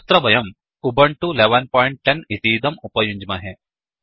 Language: Sanskrit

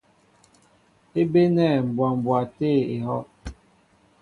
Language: Mbo (Cameroon)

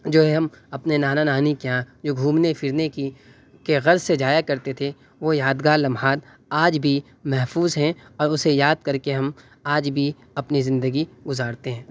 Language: Urdu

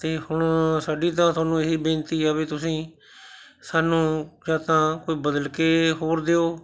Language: Punjabi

